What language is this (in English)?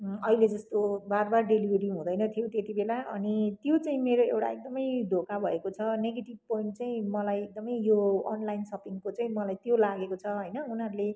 Nepali